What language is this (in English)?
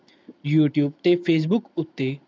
Punjabi